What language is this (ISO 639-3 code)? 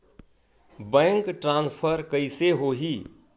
hne